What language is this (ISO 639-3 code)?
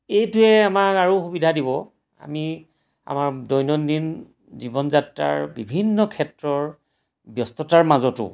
asm